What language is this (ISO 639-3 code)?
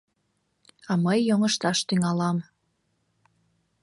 chm